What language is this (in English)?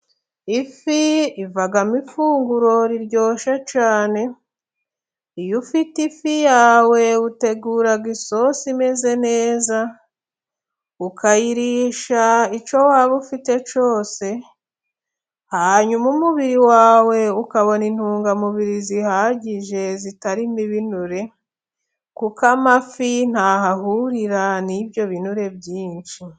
Kinyarwanda